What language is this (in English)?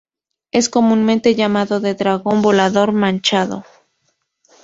Spanish